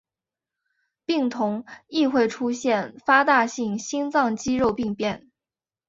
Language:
Chinese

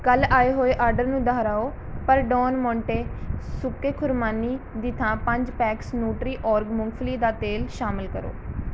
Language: Punjabi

